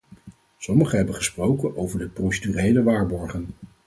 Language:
Dutch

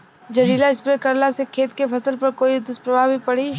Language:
Bhojpuri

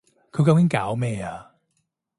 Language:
Cantonese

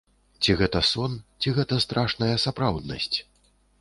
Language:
Belarusian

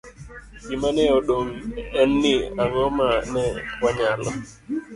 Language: Luo (Kenya and Tanzania)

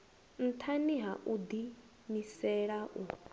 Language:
Venda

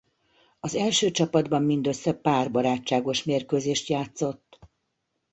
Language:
Hungarian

